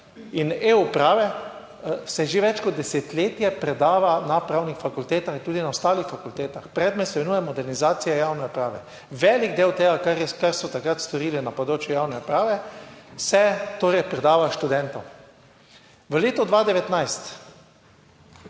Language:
Slovenian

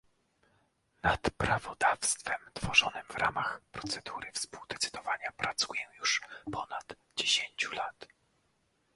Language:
Polish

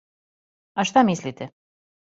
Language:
Serbian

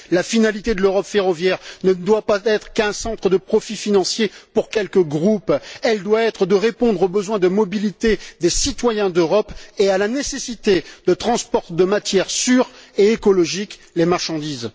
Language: French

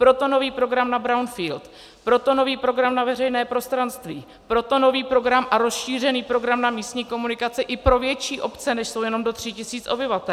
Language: Czech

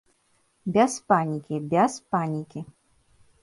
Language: Belarusian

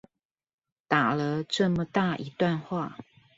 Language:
Chinese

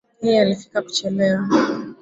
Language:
Swahili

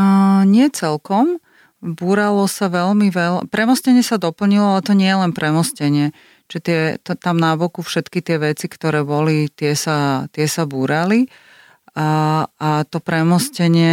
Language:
Slovak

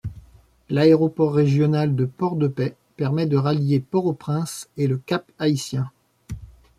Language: French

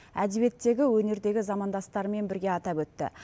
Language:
Kazakh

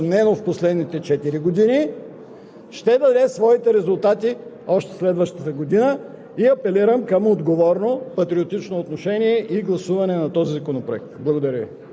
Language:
Bulgarian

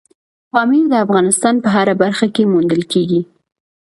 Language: Pashto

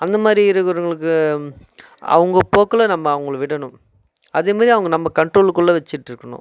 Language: Tamil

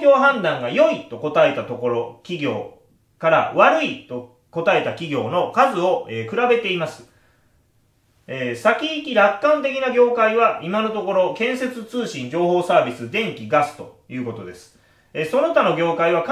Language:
Japanese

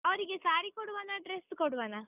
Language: Kannada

